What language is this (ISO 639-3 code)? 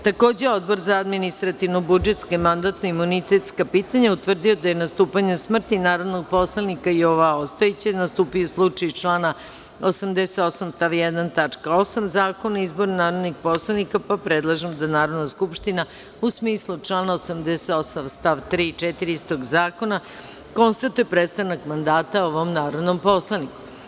srp